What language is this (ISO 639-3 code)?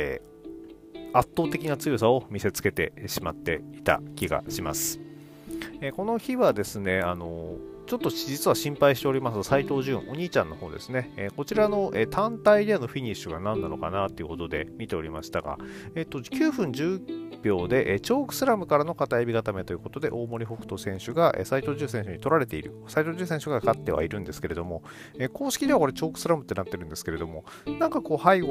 jpn